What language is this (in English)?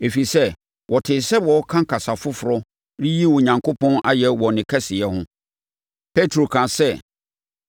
Akan